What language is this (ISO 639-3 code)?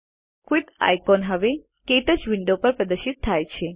guj